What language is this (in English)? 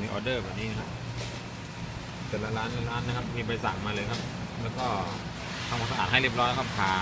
Thai